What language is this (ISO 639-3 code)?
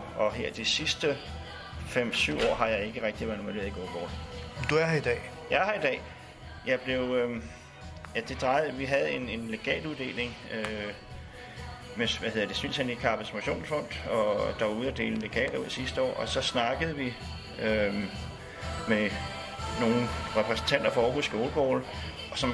dan